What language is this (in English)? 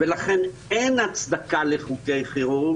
Hebrew